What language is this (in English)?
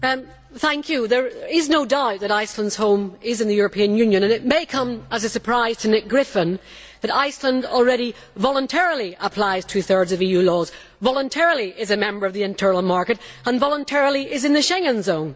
English